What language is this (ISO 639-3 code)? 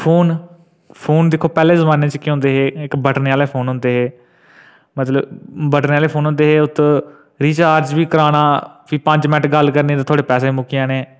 doi